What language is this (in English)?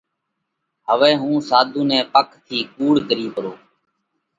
Parkari Koli